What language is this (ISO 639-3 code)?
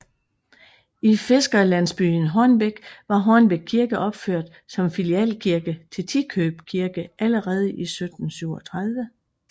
dan